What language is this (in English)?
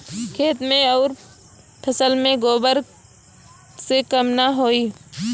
Bhojpuri